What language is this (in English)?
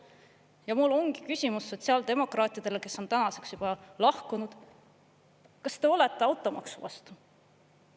Estonian